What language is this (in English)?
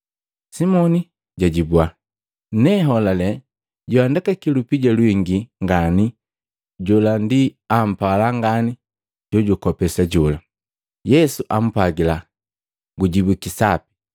Matengo